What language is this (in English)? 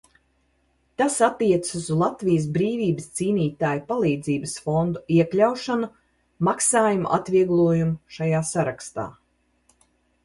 Latvian